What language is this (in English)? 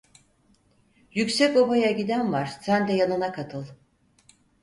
Turkish